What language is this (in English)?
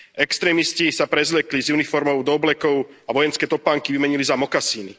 Slovak